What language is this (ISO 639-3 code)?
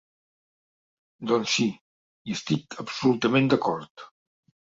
cat